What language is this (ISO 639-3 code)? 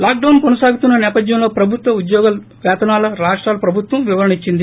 tel